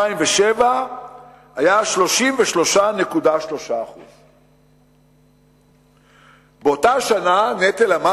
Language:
Hebrew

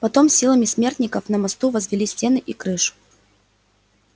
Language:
Russian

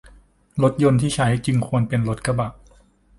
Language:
Thai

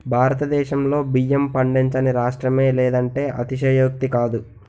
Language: Telugu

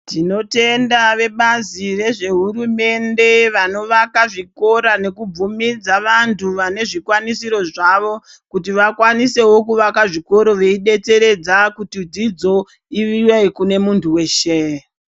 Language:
Ndau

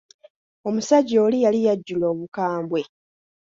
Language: Ganda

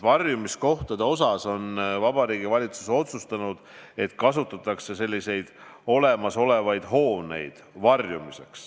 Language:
Estonian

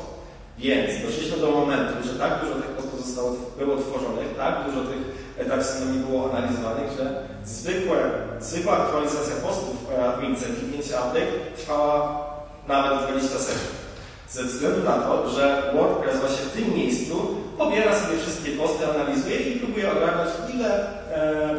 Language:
Polish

